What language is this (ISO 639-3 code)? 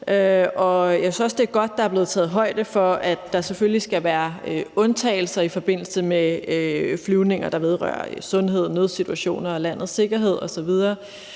dan